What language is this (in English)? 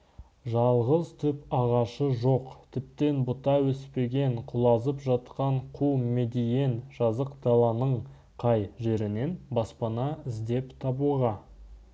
Kazakh